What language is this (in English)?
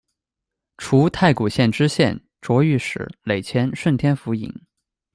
Chinese